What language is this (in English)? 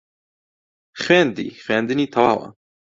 Central Kurdish